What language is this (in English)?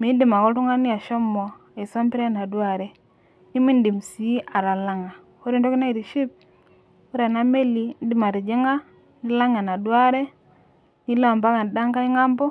Masai